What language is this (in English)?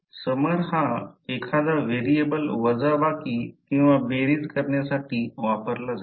Marathi